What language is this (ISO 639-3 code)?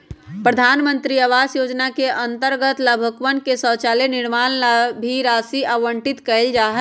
mag